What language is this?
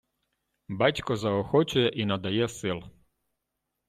Ukrainian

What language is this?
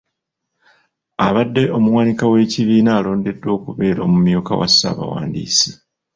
Ganda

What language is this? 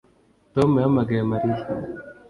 Kinyarwanda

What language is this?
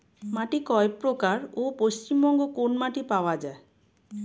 Bangla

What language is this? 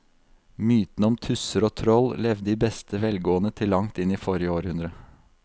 Norwegian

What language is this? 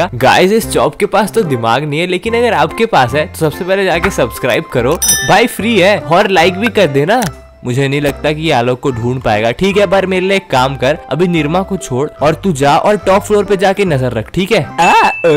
Hindi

